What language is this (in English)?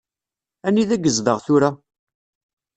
Kabyle